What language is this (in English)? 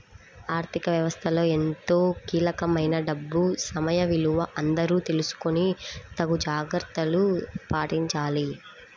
Telugu